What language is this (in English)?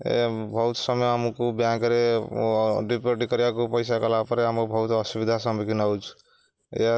Odia